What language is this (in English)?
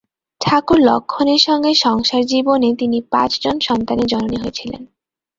Bangla